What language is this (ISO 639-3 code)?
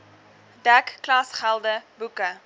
afr